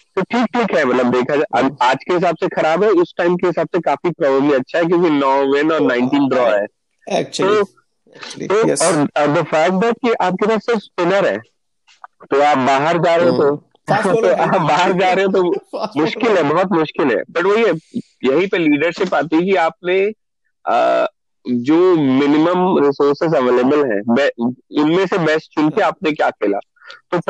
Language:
Hindi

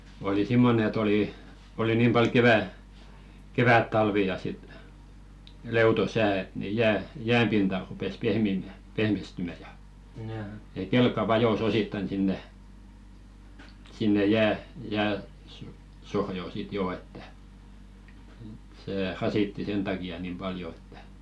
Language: Finnish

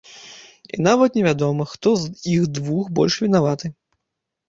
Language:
Belarusian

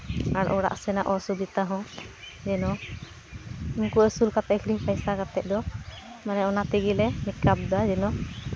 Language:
Santali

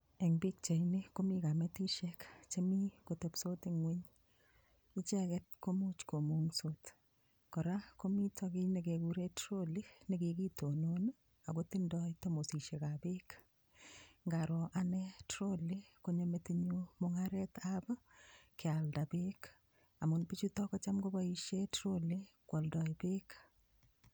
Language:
Kalenjin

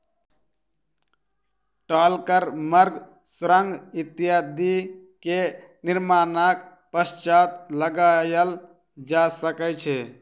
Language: Maithili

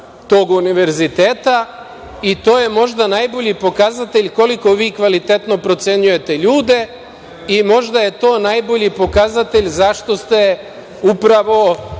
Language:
Serbian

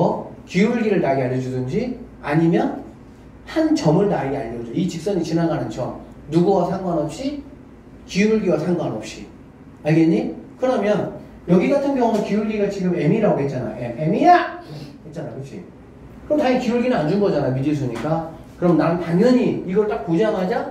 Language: Korean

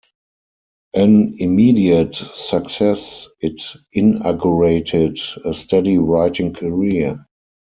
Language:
English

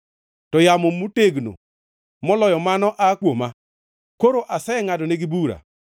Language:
Luo (Kenya and Tanzania)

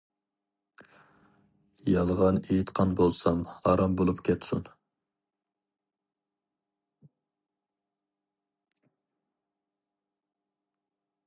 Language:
Uyghur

